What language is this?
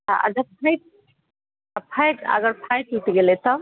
Maithili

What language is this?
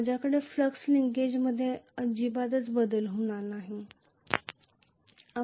Marathi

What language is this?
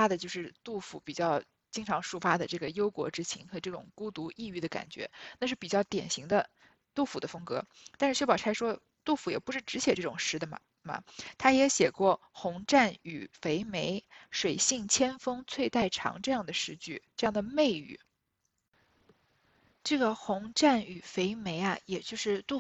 Chinese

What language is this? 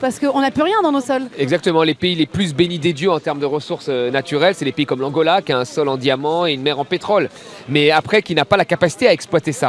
French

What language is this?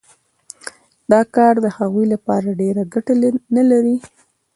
Pashto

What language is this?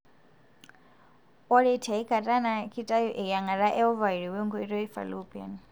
Masai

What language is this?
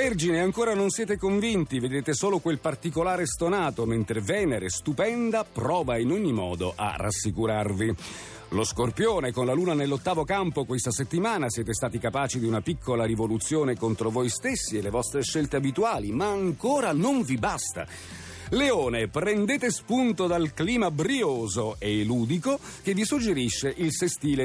Italian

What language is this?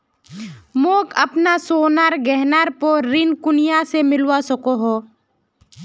Magahi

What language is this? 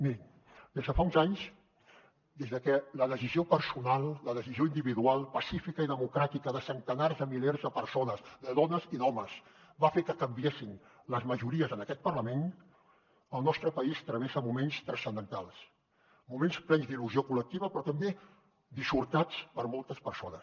Catalan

